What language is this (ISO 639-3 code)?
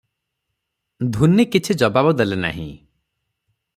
ori